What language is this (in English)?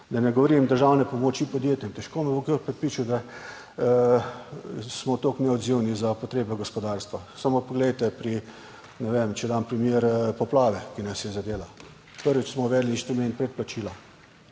Slovenian